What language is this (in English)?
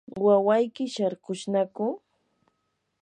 Yanahuanca Pasco Quechua